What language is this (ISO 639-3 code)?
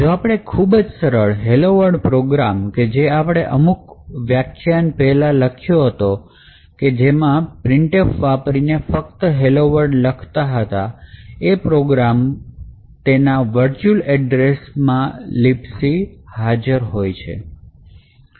guj